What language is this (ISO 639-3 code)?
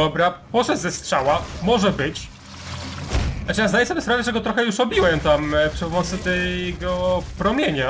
pol